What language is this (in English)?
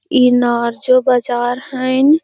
Magahi